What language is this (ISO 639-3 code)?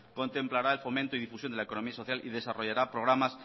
spa